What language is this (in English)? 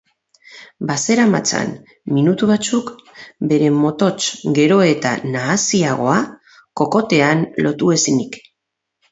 Basque